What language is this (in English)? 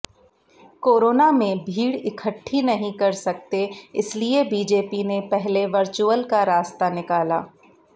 Hindi